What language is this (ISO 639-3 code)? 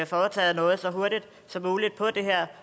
dan